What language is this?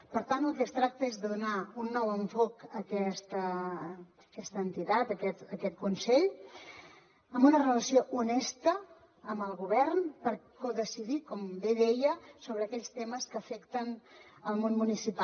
Catalan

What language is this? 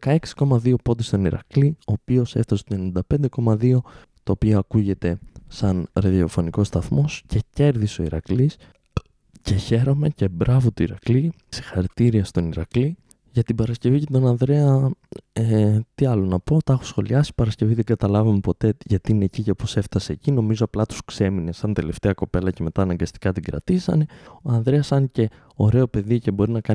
Greek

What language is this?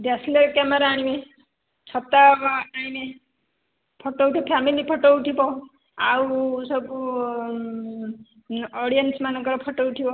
Odia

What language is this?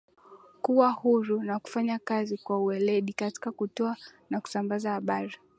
Swahili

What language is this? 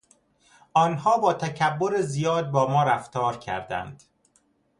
Persian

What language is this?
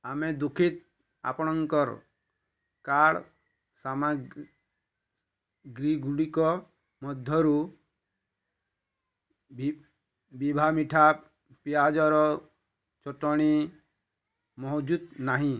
Odia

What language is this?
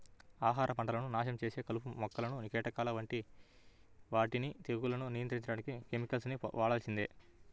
Telugu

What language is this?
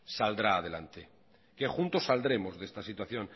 Spanish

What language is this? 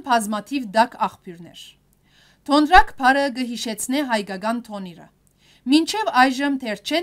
Turkish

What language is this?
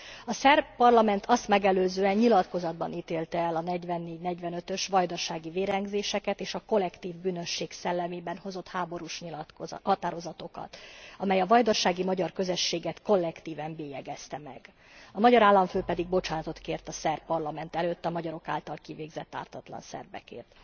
Hungarian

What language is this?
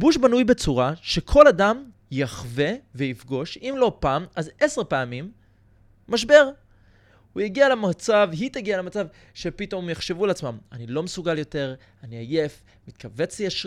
Hebrew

